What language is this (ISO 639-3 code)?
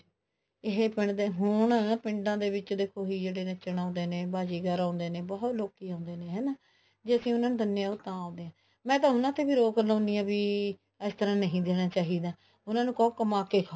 pan